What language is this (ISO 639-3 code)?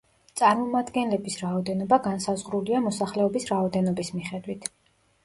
kat